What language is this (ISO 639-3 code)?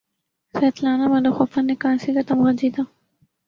urd